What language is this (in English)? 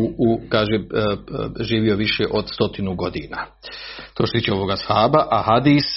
Croatian